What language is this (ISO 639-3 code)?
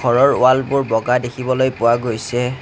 asm